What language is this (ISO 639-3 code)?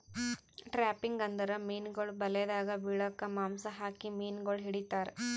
kan